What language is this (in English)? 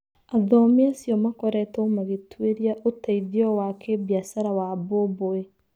Kikuyu